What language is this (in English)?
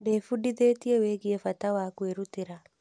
Kikuyu